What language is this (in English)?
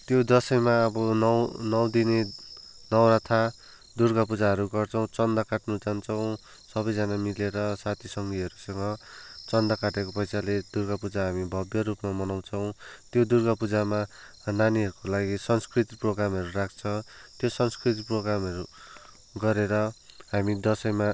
Nepali